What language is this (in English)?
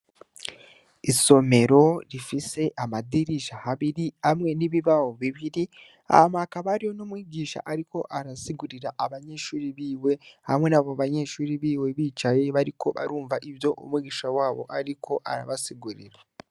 Rundi